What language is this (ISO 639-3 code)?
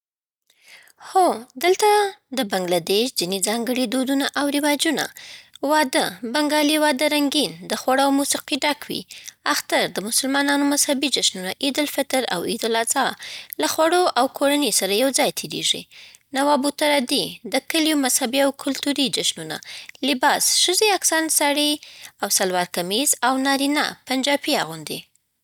pbt